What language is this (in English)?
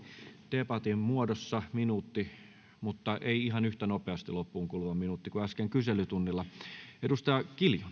Finnish